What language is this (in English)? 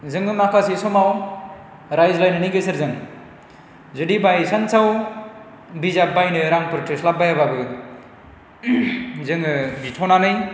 Bodo